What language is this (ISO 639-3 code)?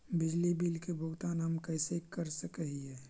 mag